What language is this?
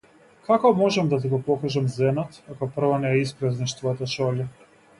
Macedonian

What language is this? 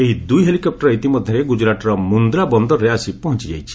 Odia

